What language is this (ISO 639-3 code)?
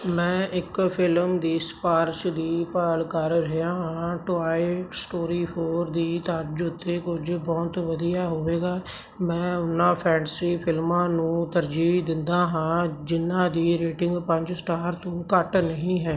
pan